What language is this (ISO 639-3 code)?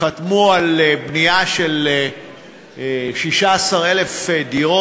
heb